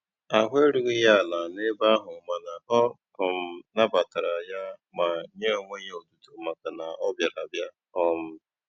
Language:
Igbo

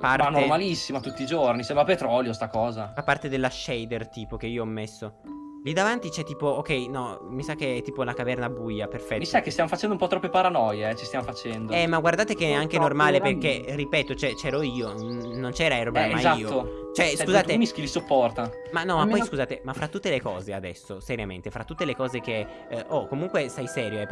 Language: Italian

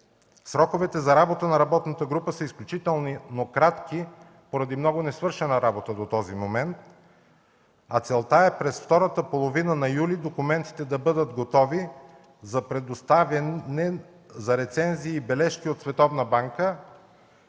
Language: Bulgarian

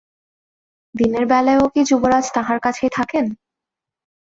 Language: Bangla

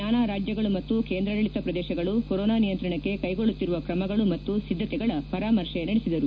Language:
Kannada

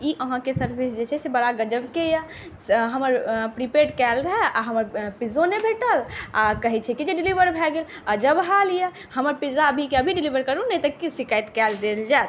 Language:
Maithili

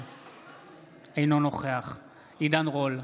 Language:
Hebrew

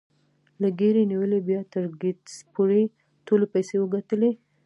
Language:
Pashto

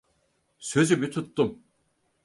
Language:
Turkish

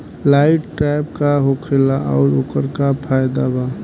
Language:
Bhojpuri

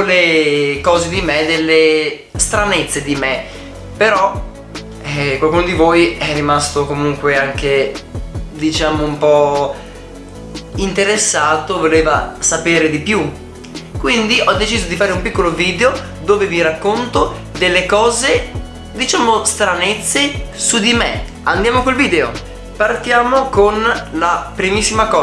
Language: Italian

